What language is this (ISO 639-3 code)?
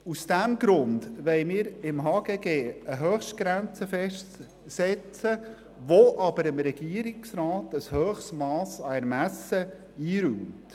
gsw